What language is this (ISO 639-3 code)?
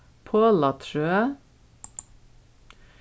fao